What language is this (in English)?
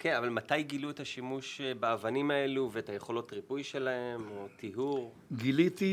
Hebrew